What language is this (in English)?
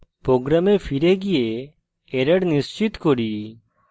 Bangla